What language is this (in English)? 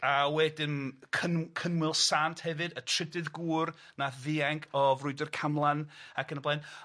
Welsh